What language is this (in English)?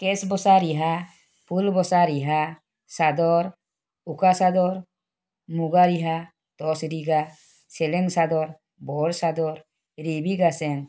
Assamese